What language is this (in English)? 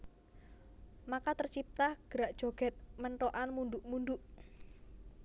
Javanese